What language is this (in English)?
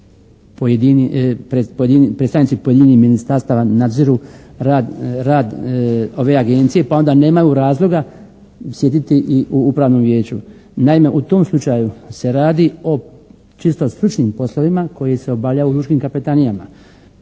Croatian